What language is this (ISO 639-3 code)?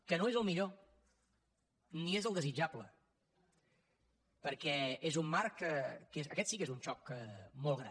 cat